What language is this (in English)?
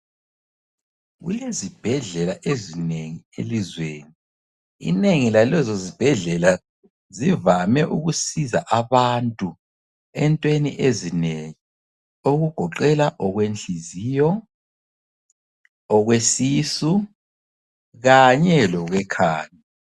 North Ndebele